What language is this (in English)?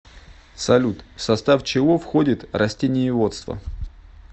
Russian